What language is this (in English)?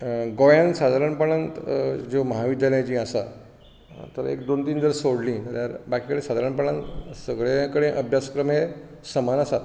Konkani